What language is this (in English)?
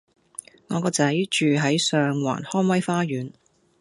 Cantonese